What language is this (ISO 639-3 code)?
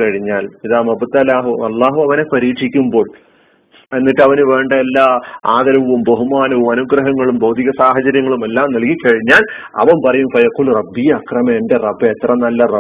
mal